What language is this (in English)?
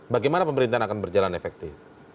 Indonesian